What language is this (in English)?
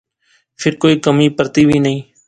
Pahari-Potwari